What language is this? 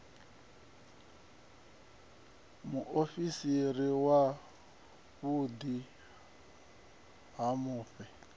Venda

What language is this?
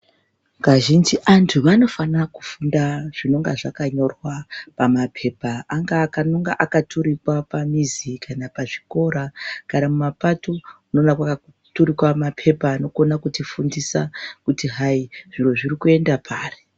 Ndau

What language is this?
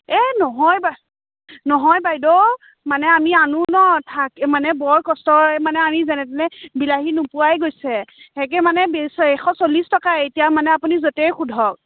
Assamese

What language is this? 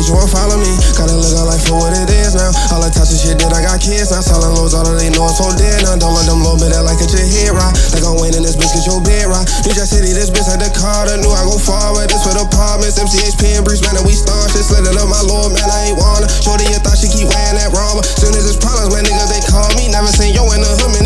English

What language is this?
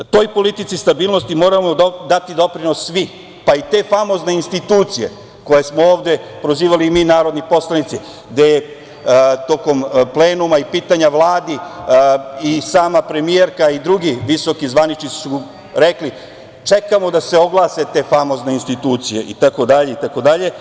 Serbian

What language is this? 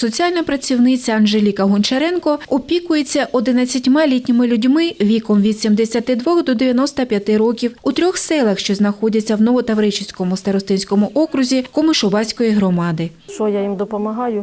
Ukrainian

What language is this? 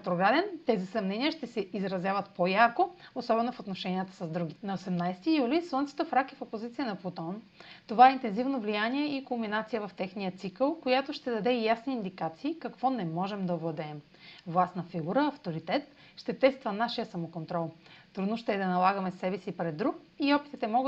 Bulgarian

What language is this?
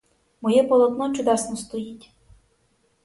Ukrainian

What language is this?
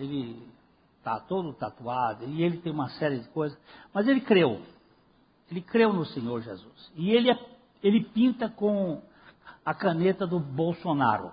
Portuguese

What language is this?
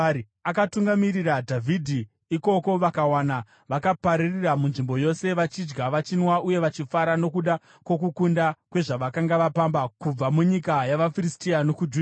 Shona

